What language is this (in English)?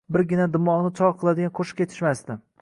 Uzbek